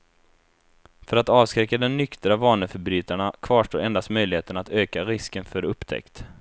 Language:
Swedish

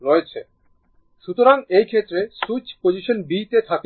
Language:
Bangla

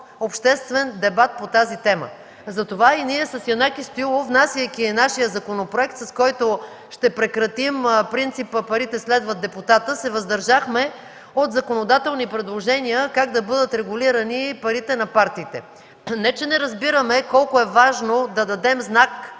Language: Bulgarian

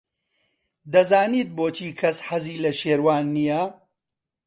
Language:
Central Kurdish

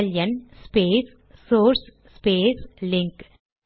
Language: Tamil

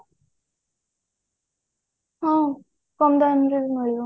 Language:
Odia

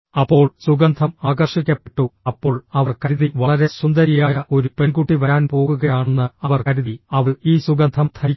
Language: Malayalam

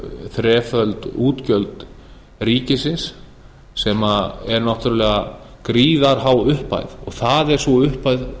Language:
Icelandic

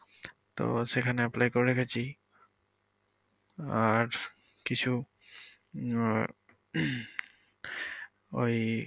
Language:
Bangla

